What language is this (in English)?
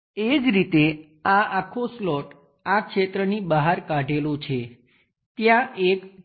Gujarati